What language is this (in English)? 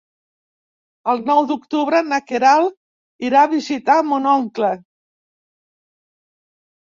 Catalan